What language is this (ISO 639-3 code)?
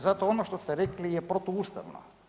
hrv